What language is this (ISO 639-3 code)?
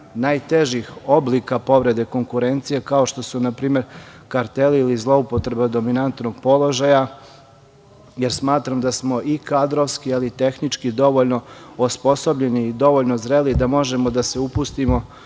srp